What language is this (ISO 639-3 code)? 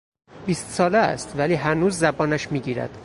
fas